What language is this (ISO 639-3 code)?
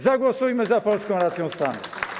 pol